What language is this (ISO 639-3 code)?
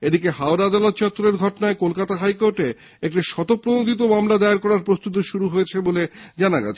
ben